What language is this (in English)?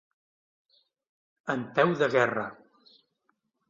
Catalan